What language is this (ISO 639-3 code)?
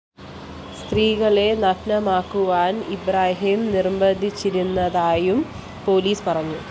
mal